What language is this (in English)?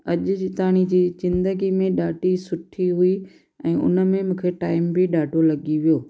Sindhi